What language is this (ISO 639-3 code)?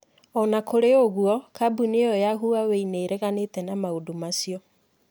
kik